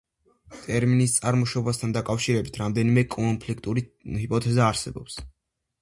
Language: Georgian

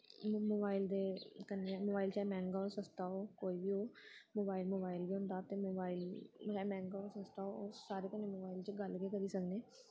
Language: Dogri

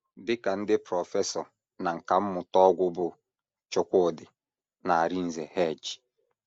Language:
Igbo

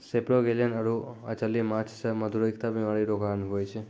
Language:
Maithili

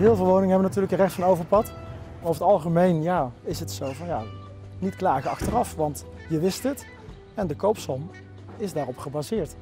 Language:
Dutch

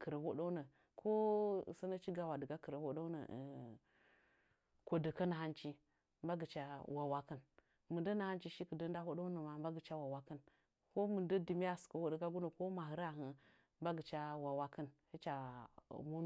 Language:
Nzanyi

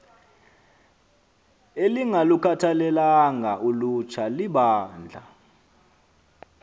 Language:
Xhosa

